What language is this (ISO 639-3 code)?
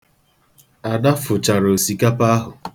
ibo